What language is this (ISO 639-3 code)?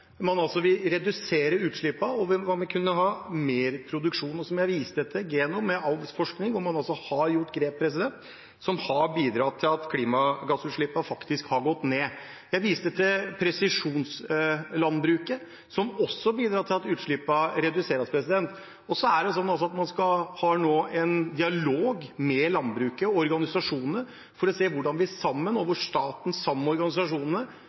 nob